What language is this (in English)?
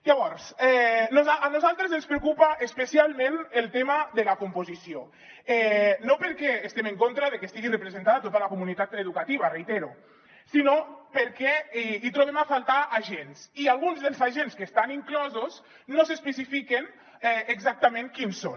Catalan